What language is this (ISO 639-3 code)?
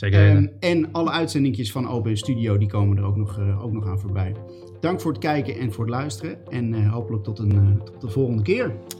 nld